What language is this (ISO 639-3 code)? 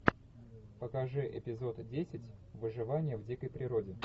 rus